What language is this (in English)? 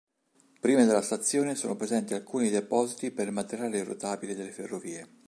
Italian